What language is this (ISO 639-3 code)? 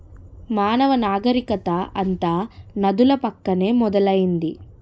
tel